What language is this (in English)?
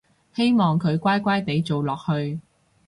Cantonese